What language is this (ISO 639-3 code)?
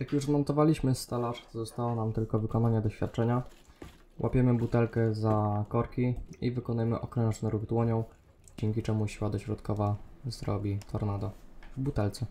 pol